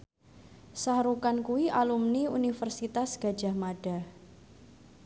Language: Javanese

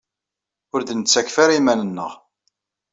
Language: Kabyle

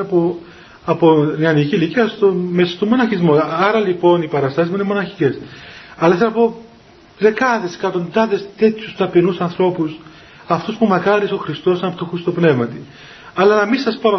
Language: Greek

